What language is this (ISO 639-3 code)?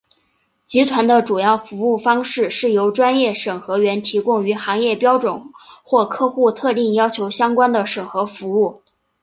zho